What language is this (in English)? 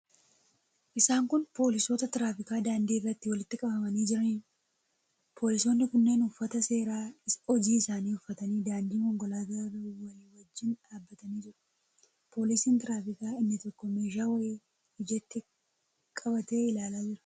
Oromo